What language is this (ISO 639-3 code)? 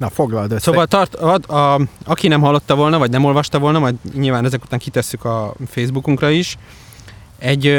hun